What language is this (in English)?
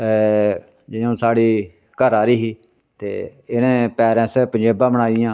Dogri